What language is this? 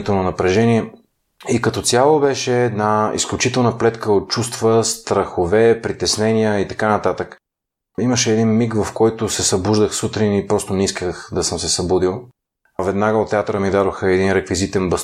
Bulgarian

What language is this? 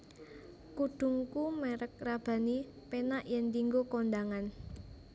Javanese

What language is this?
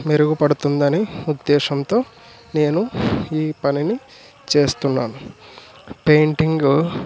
Telugu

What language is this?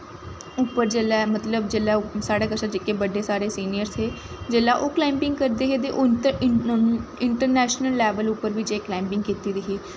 Dogri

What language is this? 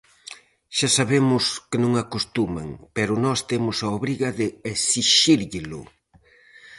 Galician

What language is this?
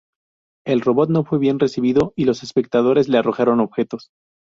Spanish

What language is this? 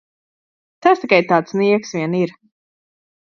Latvian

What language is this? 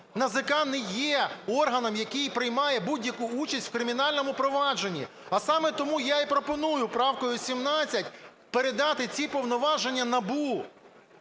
Ukrainian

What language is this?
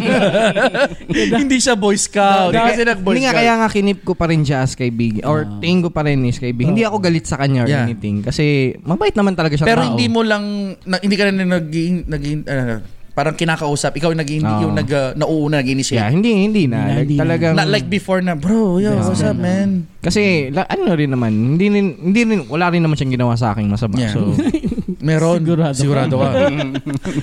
Filipino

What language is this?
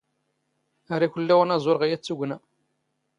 Standard Moroccan Tamazight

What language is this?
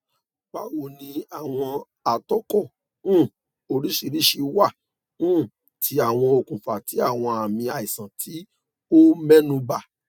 Yoruba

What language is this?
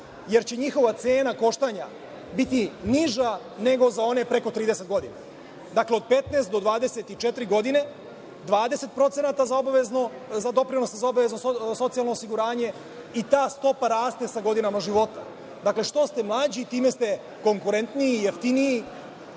Serbian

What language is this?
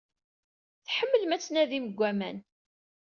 Kabyle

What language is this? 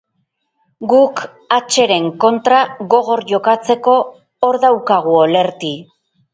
Basque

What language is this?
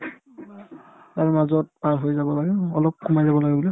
Assamese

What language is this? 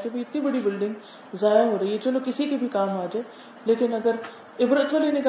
Urdu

